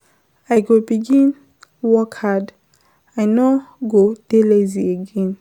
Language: Nigerian Pidgin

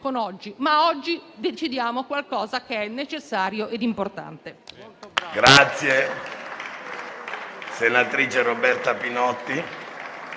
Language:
Italian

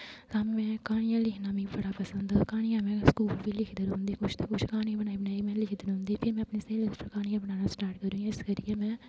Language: Dogri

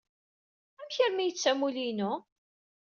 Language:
Kabyle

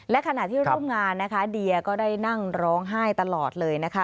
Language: Thai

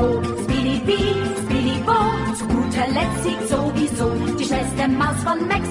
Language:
Slovak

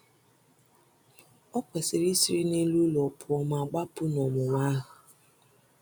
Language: Igbo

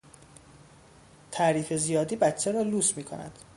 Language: Persian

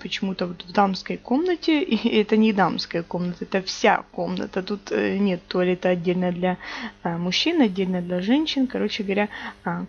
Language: Russian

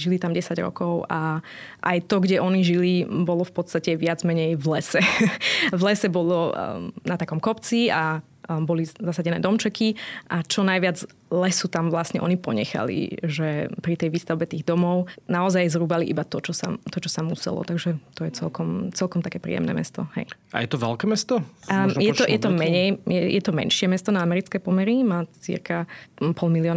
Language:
Slovak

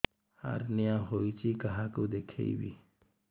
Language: Odia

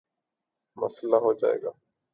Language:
Urdu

